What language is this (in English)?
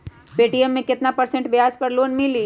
Magahi